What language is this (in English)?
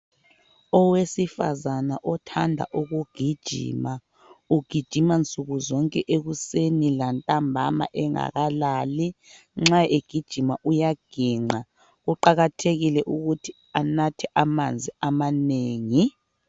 North Ndebele